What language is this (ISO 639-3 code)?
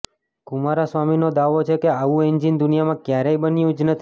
guj